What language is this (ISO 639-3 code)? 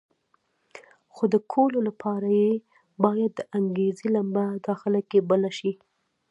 pus